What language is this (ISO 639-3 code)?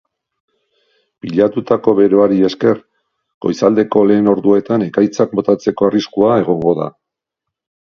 eus